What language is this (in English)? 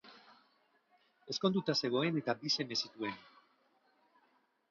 Basque